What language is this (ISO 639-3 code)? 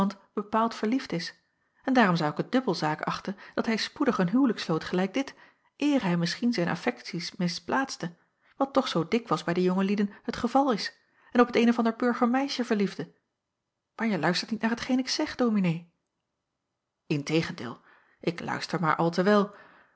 nld